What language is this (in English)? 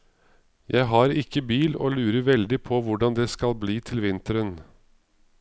Norwegian